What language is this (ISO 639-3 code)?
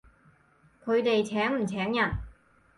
yue